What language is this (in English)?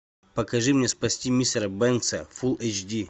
Russian